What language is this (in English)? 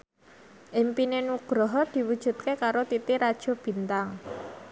Javanese